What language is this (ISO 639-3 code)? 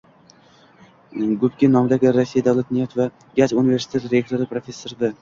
uzb